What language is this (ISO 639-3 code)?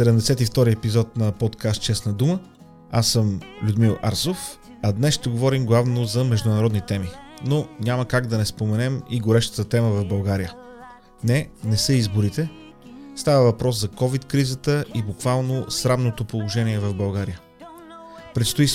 bul